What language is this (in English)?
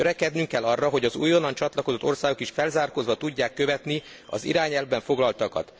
Hungarian